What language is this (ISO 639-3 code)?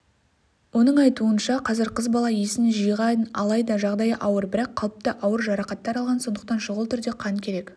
kaz